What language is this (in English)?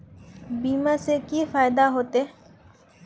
Magahi